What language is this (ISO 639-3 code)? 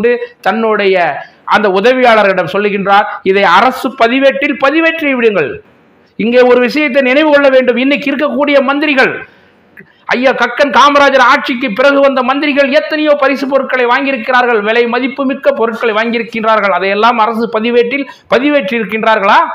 tha